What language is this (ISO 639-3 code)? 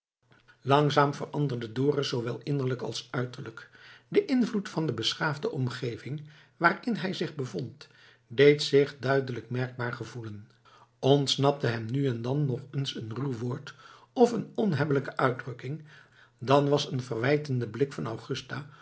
nld